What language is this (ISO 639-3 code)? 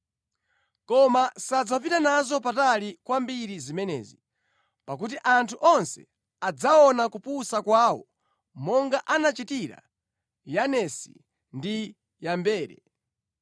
nya